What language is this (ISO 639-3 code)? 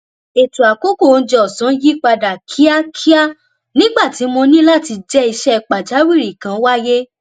yor